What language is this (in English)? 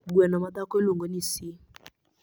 Luo (Kenya and Tanzania)